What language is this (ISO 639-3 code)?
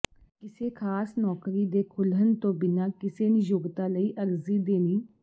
pan